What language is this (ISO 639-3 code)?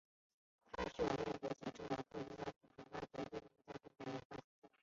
zho